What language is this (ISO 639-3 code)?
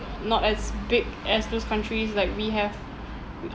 eng